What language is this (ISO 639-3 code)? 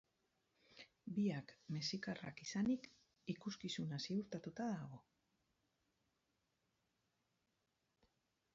eus